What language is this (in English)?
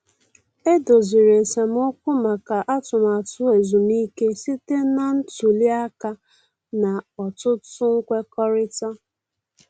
Igbo